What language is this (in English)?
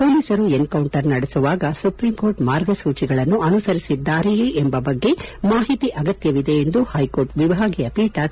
Kannada